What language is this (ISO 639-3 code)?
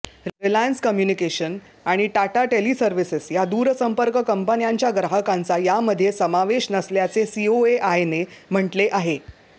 mar